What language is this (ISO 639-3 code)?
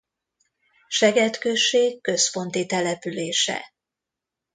hun